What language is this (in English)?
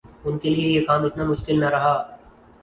Urdu